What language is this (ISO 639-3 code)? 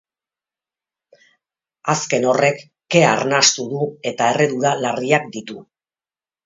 eus